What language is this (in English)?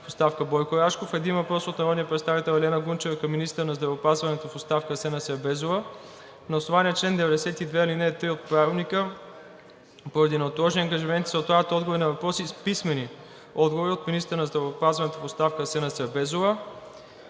Bulgarian